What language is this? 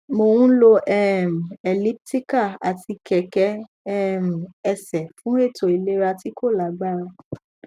Yoruba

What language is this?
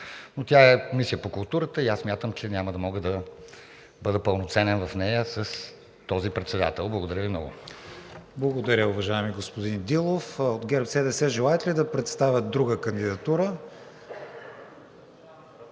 Bulgarian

